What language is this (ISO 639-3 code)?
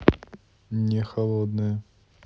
rus